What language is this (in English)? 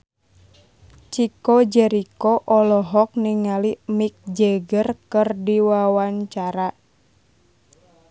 Sundanese